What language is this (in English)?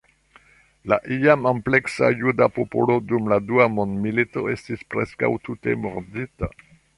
Esperanto